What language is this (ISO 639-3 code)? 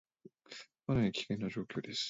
jpn